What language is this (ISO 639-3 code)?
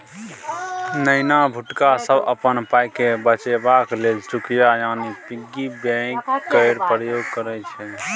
mai